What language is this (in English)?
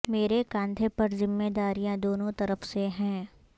Urdu